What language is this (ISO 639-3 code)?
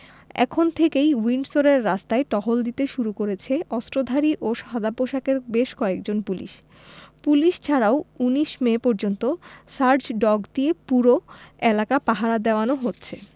ben